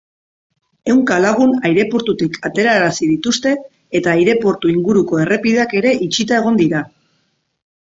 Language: Basque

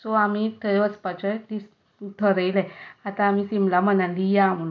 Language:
Konkani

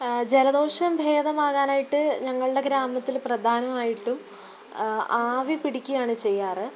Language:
Malayalam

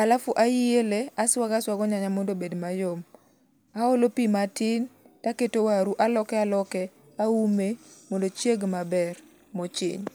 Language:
Luo (Kenya and Tanzania)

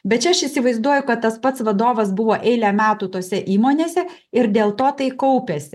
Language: Lithuanian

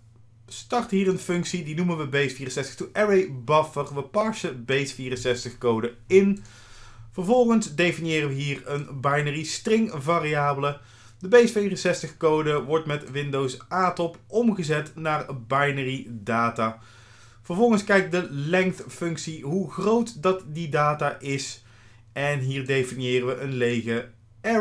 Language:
Dutch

